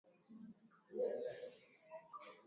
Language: Swahili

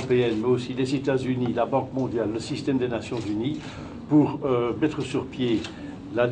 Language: French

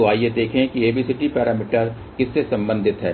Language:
Hindi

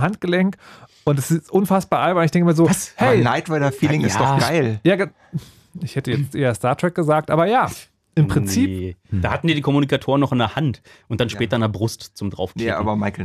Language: German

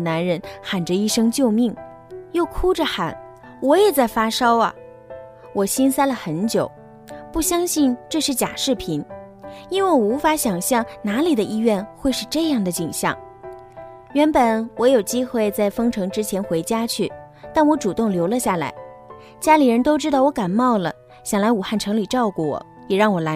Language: Chinese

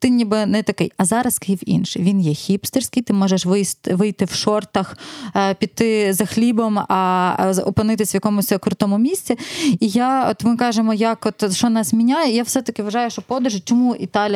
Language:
Ukrainian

